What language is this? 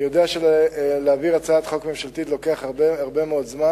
Hebrew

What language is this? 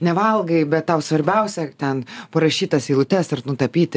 Lithuanian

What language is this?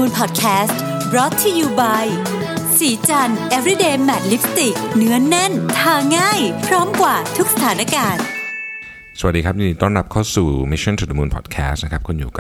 Thai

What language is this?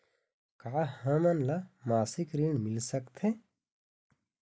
Chhattisgarhi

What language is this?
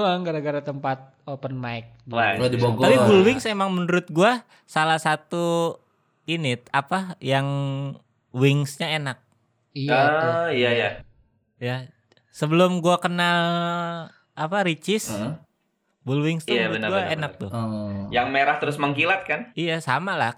Indonesian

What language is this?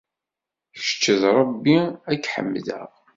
Kabyle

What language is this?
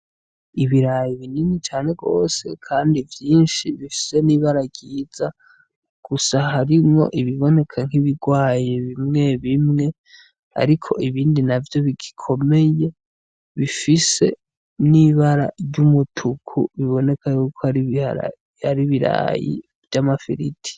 Rundi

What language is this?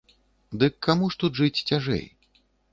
Belarusian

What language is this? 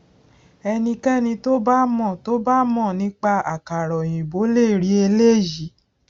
Yoruba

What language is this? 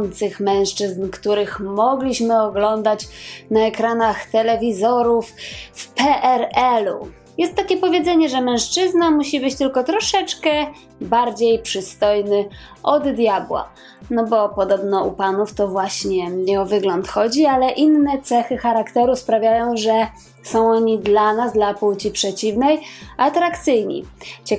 Polish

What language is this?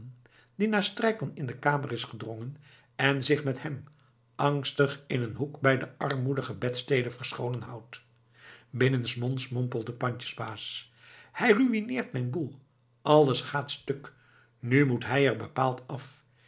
Dutch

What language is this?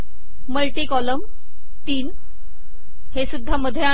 Marathi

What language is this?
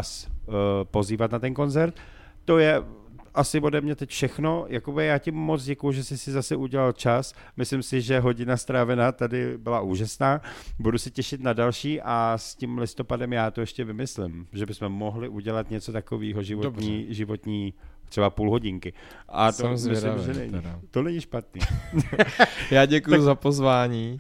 Czech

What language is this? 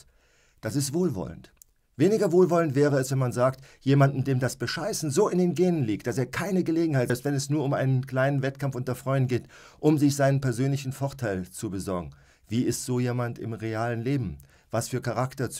German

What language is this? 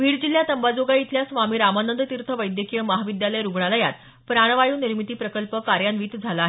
Marathi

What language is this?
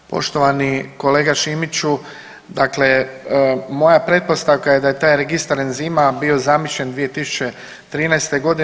Croatian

